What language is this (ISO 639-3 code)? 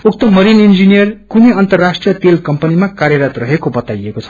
nep